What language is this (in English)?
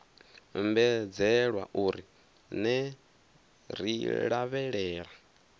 Venda